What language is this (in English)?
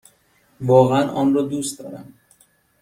Persian